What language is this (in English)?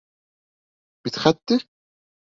Bashkir